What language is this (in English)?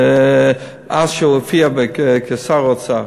Hebrew